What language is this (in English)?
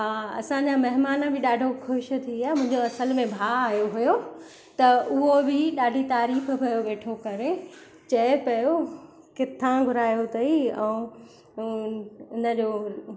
Sindhi